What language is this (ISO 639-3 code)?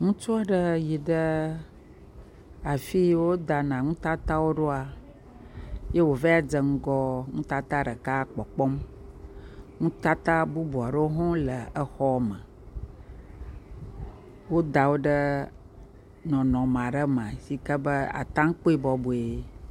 ewe